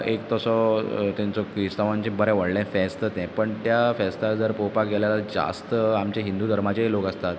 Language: Konkani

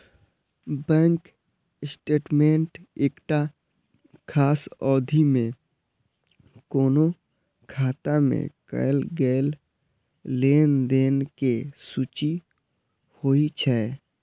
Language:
Maithili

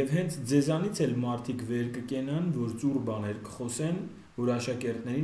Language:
Turkish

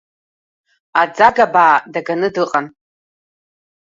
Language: Abkhazian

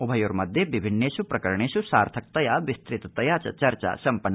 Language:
Sanskrit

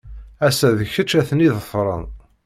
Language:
Kabyle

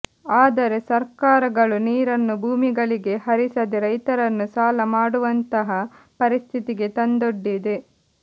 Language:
Kannada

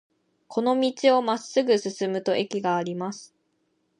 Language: Japanese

